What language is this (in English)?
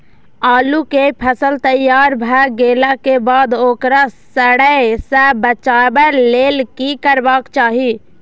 Maithili